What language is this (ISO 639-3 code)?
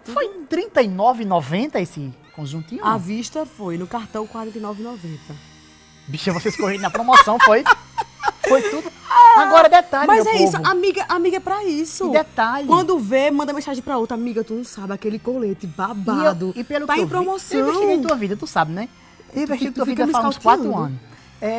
por